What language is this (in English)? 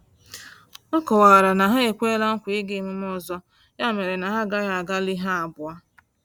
Igbo